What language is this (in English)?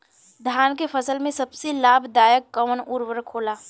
Bhojpuri